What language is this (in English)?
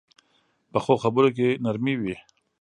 Pashto